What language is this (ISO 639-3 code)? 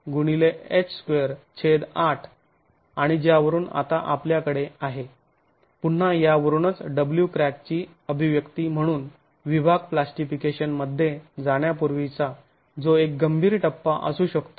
mar